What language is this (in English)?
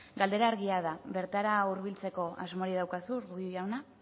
Basque